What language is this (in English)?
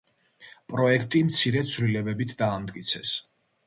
Georgian